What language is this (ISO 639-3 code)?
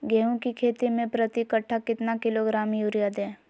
mag